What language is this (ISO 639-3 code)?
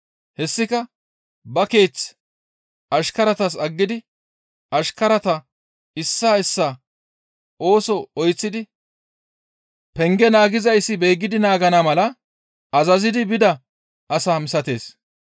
gmv